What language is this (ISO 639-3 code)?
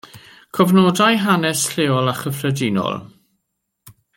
cym